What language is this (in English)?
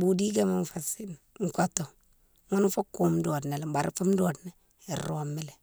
Mansoanka